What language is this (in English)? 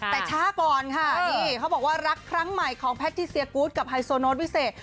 Thai